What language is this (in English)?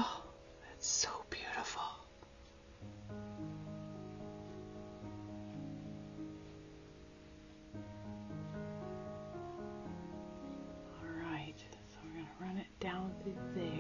English